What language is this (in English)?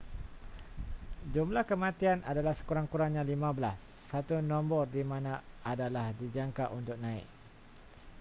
Malay